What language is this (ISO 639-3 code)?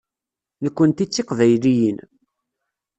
kab